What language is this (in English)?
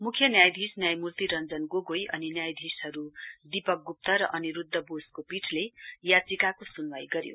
Nepali